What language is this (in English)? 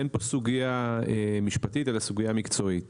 Hebrew